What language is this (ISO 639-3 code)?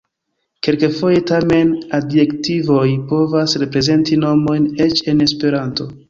epo